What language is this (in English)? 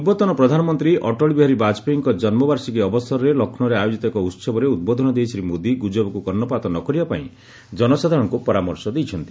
Odia